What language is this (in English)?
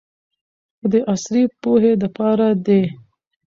Pashto